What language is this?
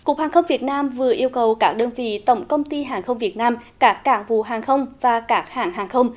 Vietnamese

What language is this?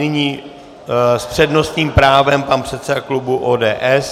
Czech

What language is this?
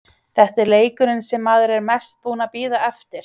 Icelandic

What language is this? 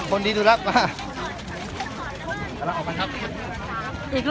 Thai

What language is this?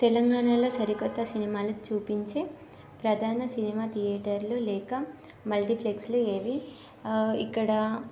Telugu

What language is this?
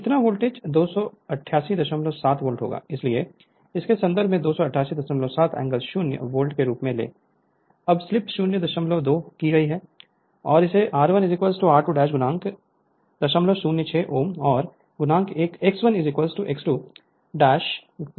Hindi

